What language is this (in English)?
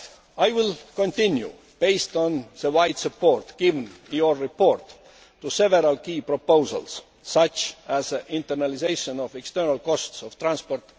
English